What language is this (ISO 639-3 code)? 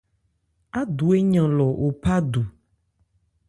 ebr